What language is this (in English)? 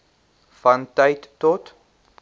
Afrikaans